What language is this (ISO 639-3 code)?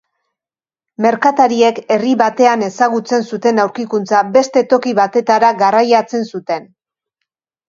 eus